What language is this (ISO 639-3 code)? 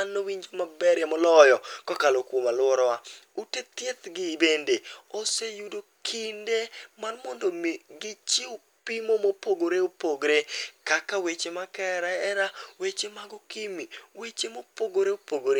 luo